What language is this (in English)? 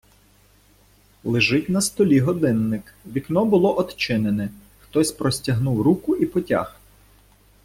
Ukrainian